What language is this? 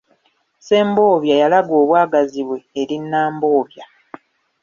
Ganda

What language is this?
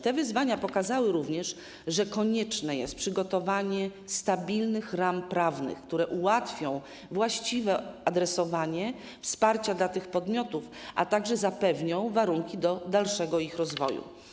Polish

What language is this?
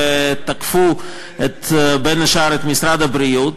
Hebrew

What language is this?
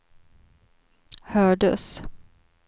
Swedish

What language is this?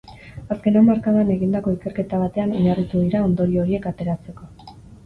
Basque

